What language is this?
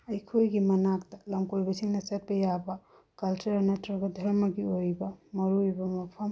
Manipuri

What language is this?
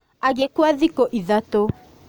Kikuyu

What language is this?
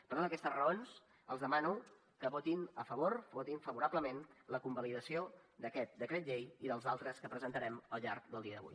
Catalan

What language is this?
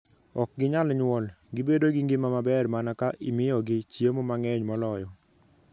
Luo (Kenya and Tanzania)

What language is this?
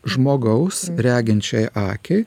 Lithuanian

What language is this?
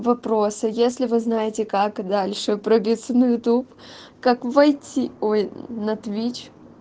Russian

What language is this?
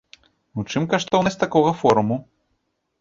Belarusian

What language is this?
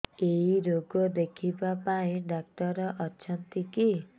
Odia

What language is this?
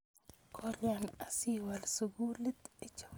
Kalenjin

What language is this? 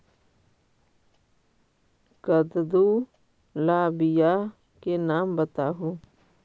Magahi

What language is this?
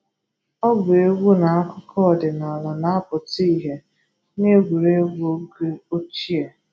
Igbo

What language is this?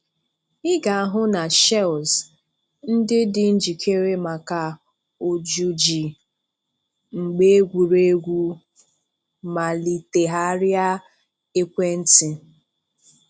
Igbo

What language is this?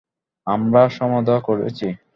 Bangla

